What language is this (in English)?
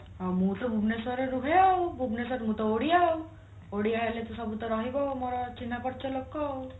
Odia